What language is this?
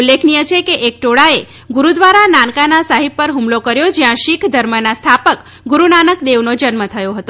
Gujarati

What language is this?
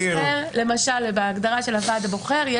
Hebrew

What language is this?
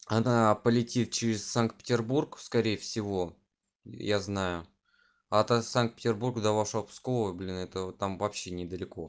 Russian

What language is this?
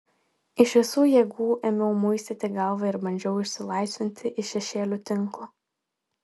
Lithuanian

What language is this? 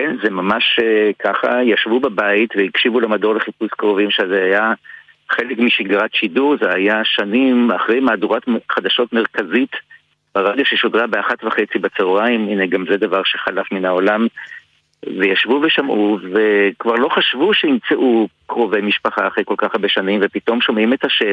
Hebrew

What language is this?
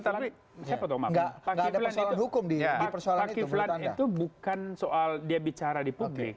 Indonesian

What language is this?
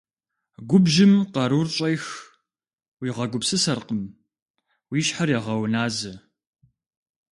Kabardian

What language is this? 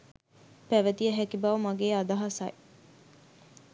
Sinhala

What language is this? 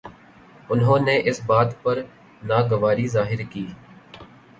Urdu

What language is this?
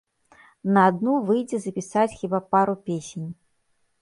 Belarusian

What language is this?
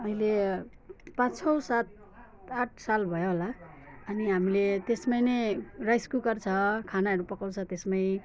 Nepali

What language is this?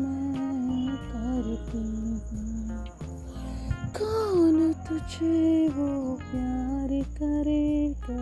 Telugu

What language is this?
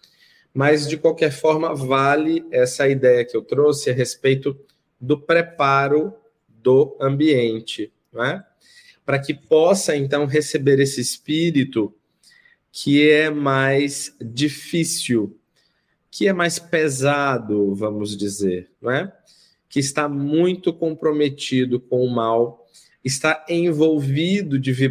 Portuguese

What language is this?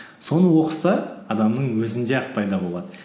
Kazakh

